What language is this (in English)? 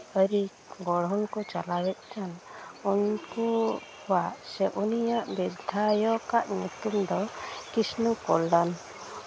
Santali